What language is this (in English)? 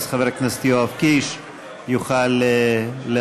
Hebrew